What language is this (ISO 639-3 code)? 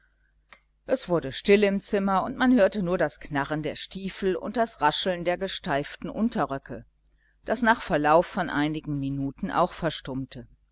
deu